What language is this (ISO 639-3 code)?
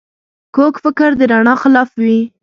pus